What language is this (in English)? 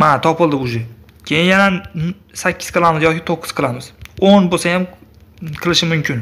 Turkish